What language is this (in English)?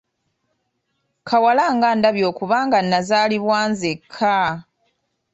Ganda